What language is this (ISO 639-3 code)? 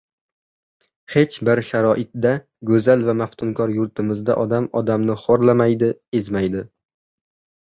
uzb